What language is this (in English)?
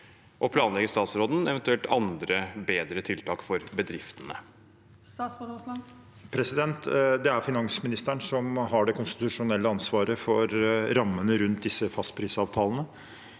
Norwegian